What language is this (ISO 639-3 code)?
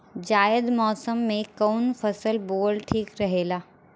bho